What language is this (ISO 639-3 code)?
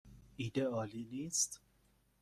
fas